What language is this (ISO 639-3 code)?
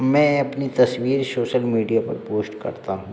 hin